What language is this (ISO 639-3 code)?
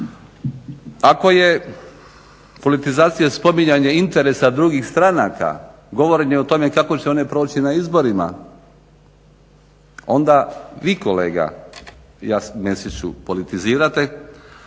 hrv